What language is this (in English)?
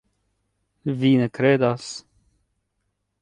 Esperanto